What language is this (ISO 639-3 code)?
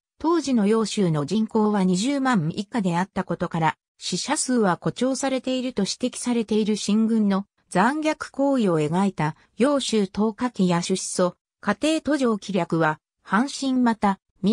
jpn